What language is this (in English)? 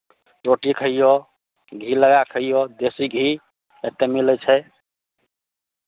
Maithili